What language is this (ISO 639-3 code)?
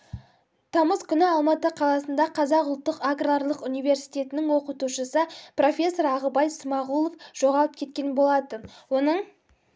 kaz